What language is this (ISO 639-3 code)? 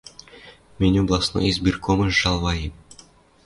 mrj